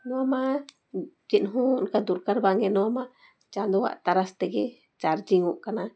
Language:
Santali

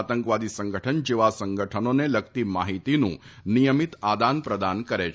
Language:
Gujarati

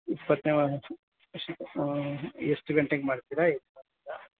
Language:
Kannada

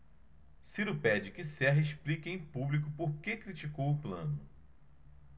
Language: Portuguese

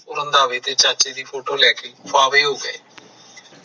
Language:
Punjabi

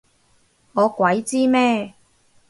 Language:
Cantonese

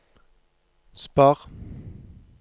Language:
Norwegian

